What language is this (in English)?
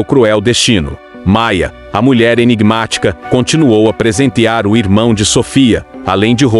Portuguese